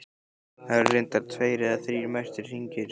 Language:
Icelandic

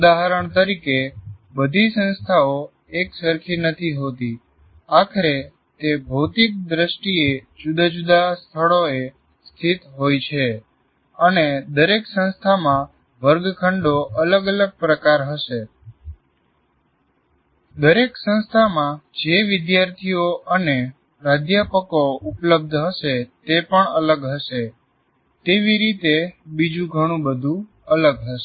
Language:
Gujarati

